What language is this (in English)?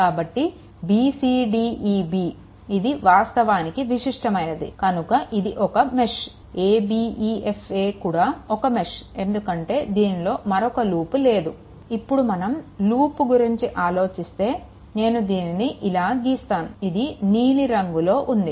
Telugu